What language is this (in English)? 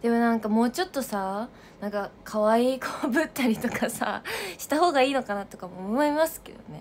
Japanese